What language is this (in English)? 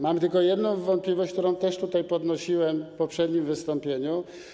Polish